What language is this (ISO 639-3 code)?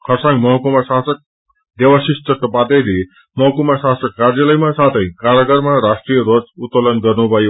nep